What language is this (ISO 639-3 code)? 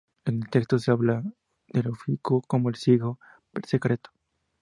spa